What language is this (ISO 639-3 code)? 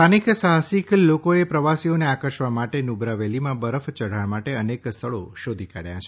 guj